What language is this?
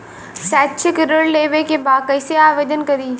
Bhojpuri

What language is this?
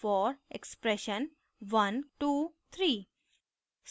Hindi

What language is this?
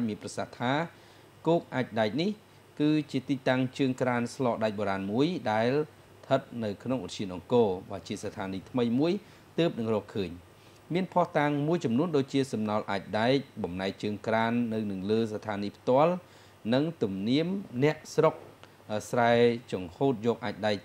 Thai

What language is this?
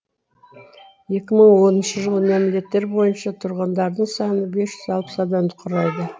Kazakh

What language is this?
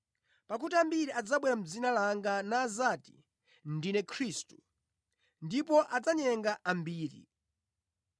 Nyanja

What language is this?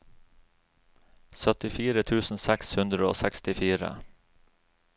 Norwegian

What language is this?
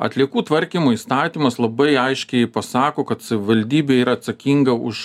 Lithuanian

